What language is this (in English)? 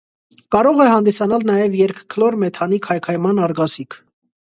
Armenian